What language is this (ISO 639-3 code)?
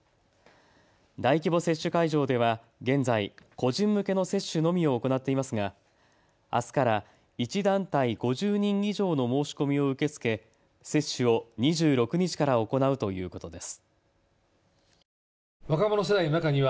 jpn